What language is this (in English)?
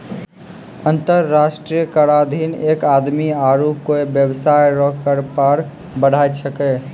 Maithili